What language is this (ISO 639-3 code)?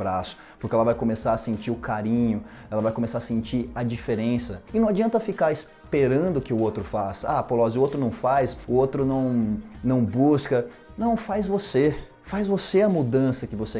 por